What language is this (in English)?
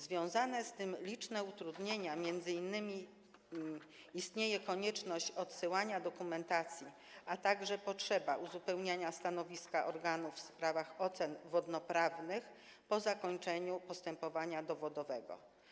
Polish